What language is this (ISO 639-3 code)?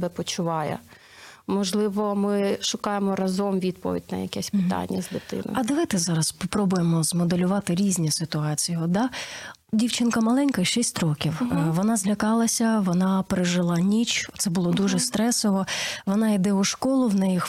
ukr